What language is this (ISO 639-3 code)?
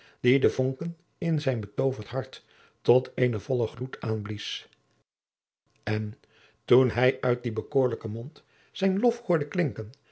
nld